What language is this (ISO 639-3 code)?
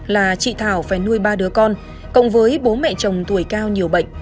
vie